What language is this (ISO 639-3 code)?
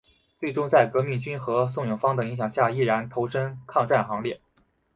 zho